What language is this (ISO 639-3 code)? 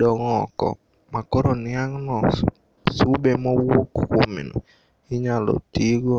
luo